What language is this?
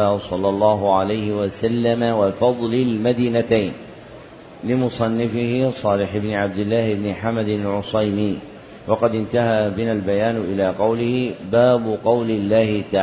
Arabic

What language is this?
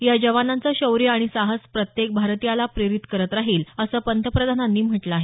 Marathi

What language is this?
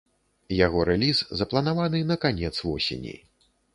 Belarusian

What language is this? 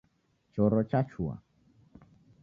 Taita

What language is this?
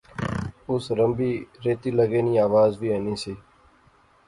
Pahari-Potwari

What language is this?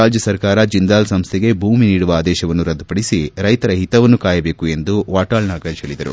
Kannada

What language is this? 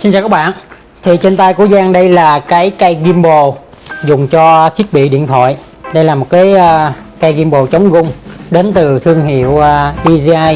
Vietnamese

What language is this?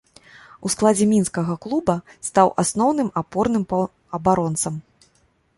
Belarusian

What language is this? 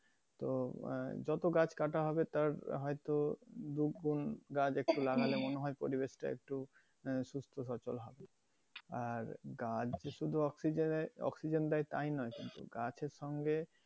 Bangla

